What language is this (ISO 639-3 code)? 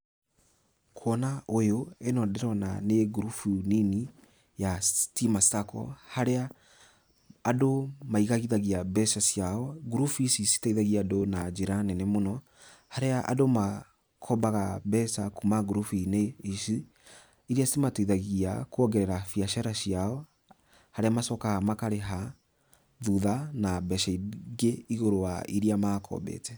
kik